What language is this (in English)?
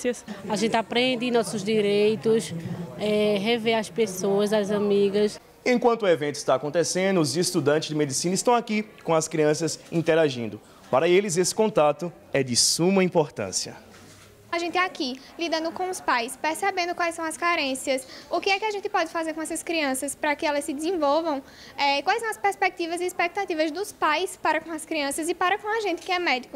Portuguese